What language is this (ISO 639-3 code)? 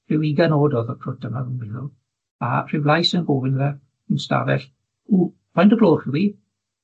cym